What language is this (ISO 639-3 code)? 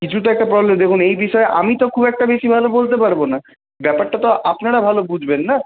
ben